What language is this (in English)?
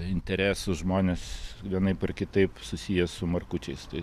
Lithuanian